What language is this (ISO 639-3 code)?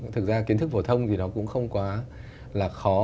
vie